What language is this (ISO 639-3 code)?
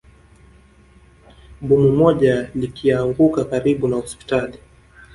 swa